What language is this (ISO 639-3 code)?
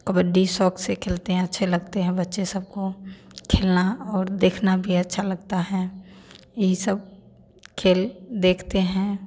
hin